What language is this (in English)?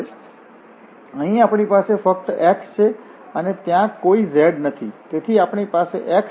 Gujarati